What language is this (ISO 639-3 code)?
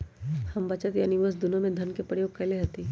mag